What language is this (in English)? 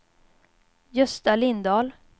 Swedish